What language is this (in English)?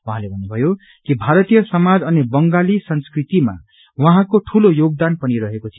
Nepali